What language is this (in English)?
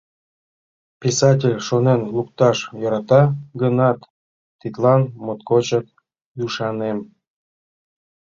Mari